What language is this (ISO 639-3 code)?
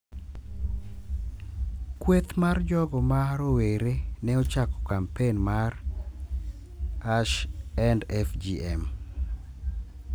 luo